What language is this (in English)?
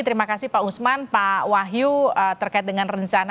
Indonesian